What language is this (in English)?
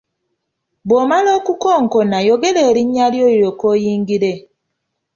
Ganda